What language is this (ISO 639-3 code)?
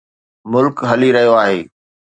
snd